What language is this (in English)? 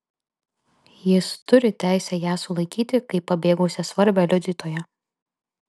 Lithuanian